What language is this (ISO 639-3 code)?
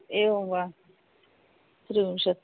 san